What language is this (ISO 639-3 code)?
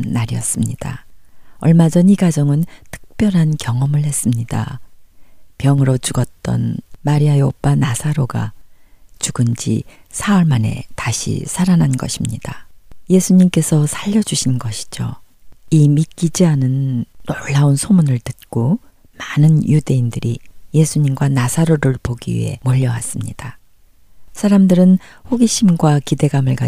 kor